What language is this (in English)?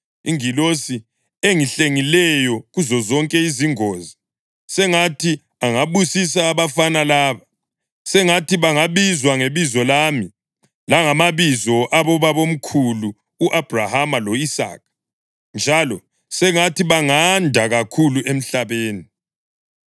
North Ndebele